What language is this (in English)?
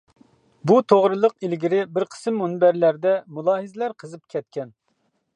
Uyghur